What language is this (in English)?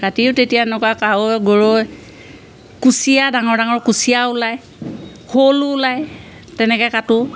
Assamese